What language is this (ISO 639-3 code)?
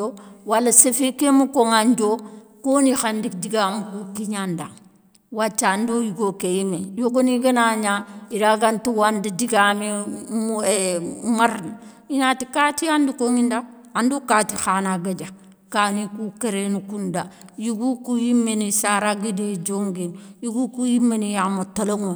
snk